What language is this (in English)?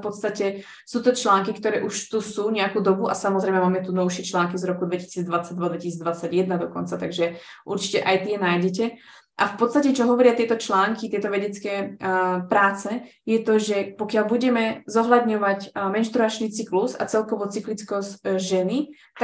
Slovak